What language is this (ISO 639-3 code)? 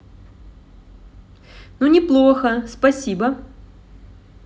rus